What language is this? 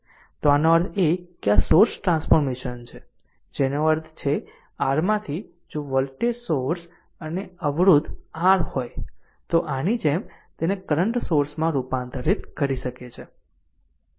Gujarati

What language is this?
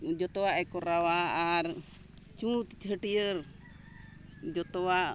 Santali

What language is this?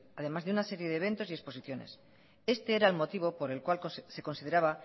Spanish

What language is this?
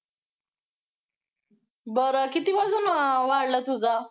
Marathi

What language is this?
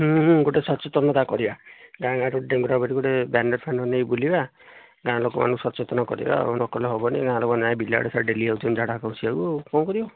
Odia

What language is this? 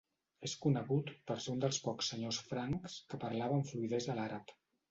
Catalan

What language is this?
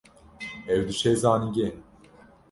Kurdish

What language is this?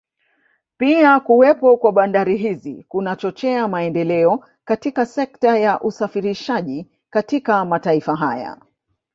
Swahili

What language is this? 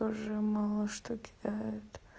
Russian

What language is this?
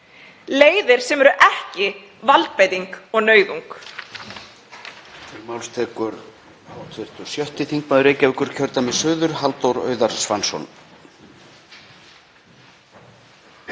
Icelandic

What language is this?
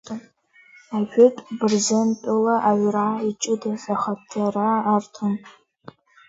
Abkhazian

